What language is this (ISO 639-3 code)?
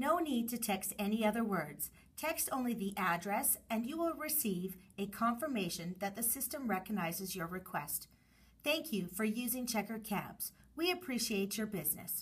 eng